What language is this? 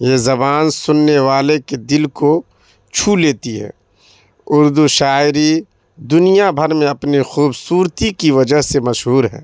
Urdu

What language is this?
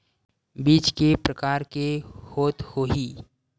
Chhattisgarhi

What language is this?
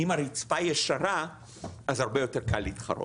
Hebrew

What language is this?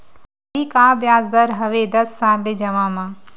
Chhattisgarhi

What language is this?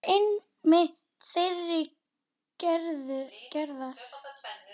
Icelandic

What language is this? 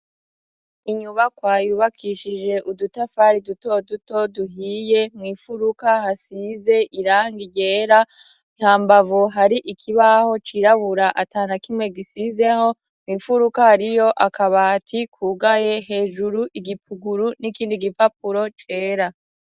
Rundi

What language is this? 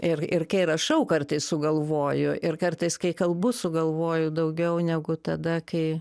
Lithuanian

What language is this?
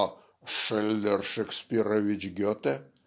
Russian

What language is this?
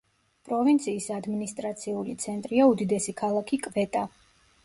Georgian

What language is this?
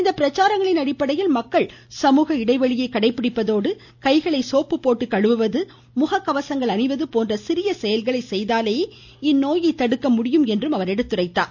Tamil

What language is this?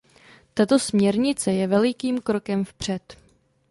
Czech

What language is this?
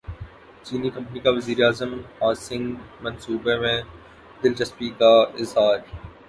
Urdu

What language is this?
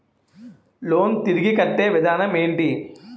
Telugu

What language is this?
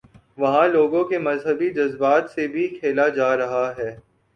Urdu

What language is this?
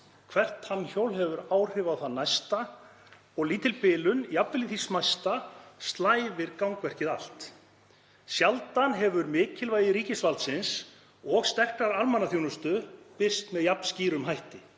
Icelandic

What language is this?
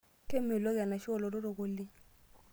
Masai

